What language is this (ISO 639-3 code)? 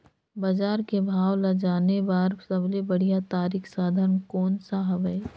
hne